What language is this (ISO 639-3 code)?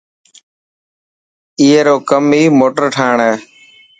mki